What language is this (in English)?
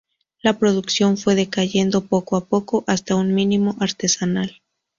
Spanish